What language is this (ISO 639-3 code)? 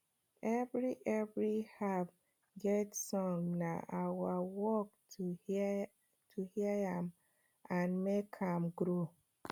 pcm